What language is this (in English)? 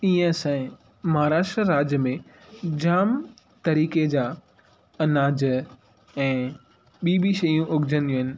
Sindhi